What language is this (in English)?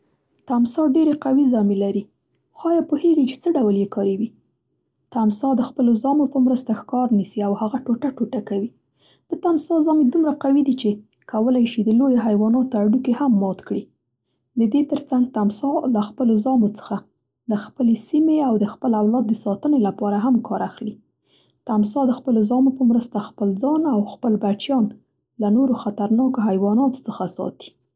Central Pashto